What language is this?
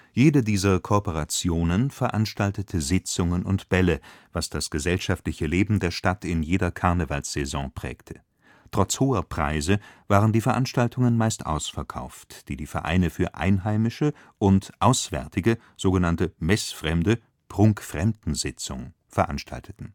German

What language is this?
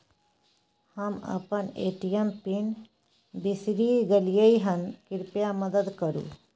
Maithili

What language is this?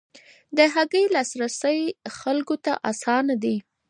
Pashto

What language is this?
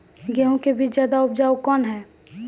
Maithili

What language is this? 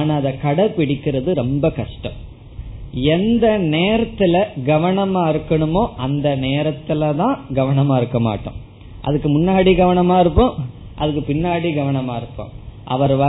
Tamil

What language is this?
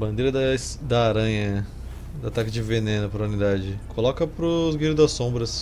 Portuguese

